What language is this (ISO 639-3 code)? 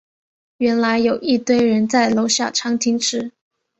zho